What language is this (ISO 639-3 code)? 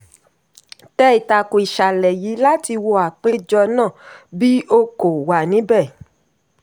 yor